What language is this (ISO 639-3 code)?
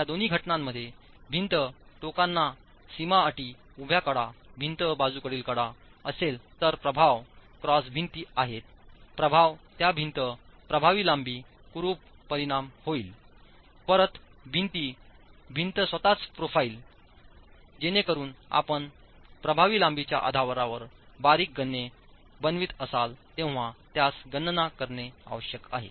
mar